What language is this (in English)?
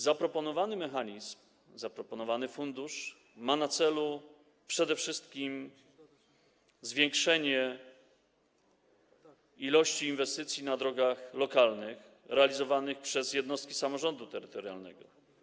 Polish